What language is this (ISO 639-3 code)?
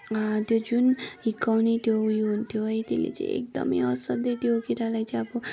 nep